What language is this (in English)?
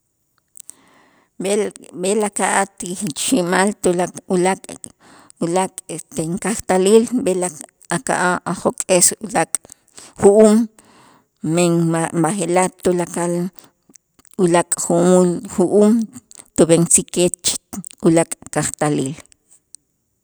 Itzá